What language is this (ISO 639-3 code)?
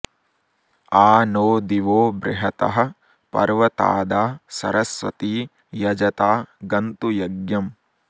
san